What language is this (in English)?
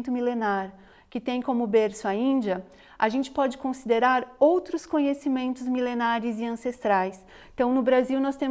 Portuguese